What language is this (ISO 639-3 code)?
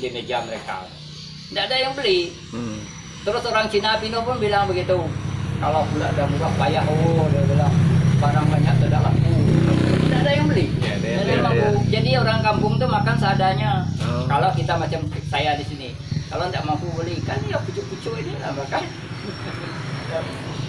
ind